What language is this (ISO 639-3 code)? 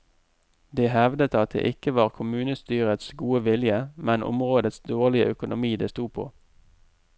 nor